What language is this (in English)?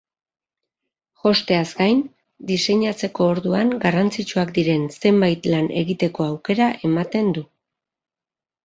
Basque